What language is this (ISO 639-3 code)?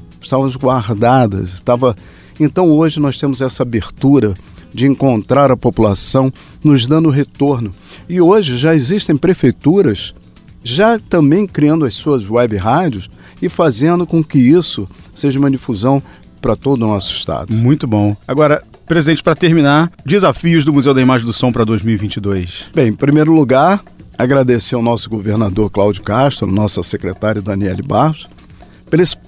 por